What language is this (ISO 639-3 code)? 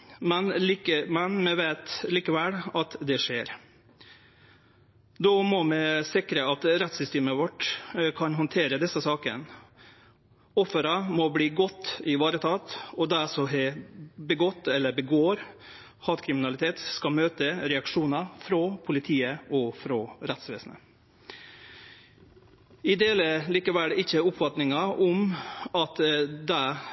nno